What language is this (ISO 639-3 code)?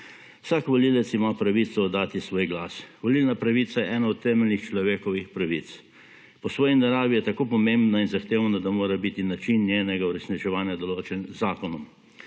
slv